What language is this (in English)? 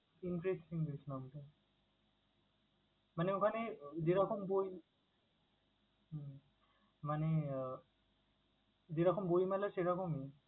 Bangla